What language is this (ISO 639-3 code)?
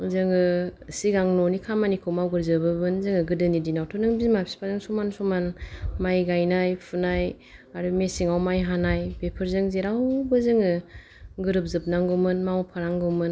brx